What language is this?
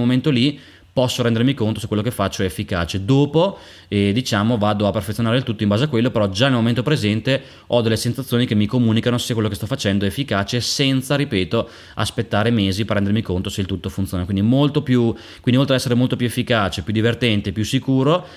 Italian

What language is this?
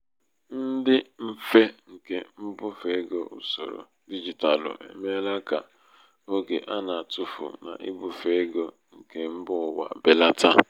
Igbo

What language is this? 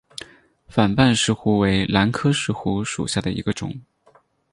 Chinese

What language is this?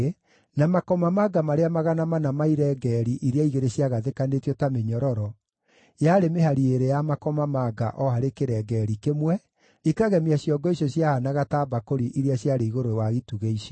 Kikuyu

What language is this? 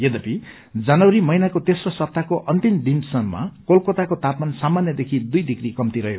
Nepali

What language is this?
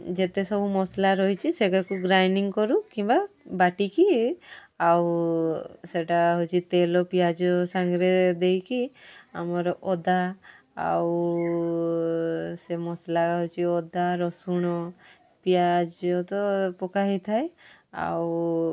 Odia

